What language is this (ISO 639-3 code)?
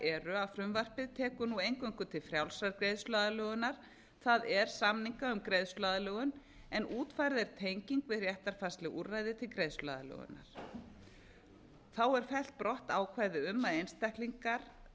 isl